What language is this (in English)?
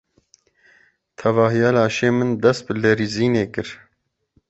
Kurdish